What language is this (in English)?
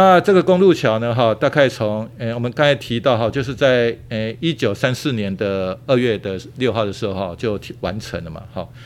Chinese